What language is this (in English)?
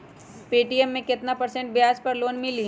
Magahi